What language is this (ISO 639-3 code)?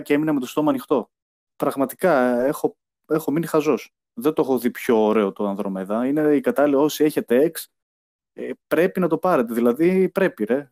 ell